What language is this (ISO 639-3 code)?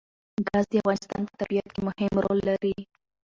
pus